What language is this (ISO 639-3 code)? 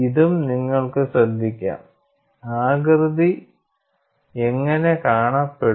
mal